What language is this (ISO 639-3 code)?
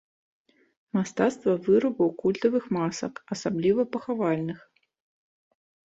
bel